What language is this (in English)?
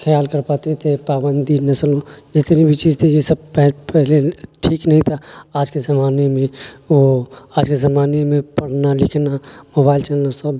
Urdu